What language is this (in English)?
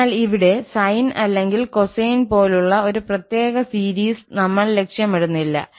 Malayalam